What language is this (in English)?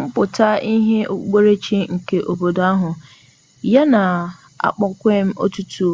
Igbo